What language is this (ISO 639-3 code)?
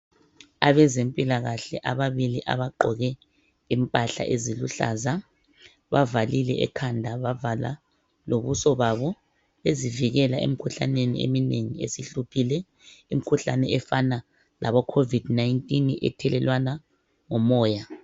nde